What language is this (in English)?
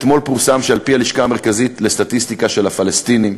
Hebrew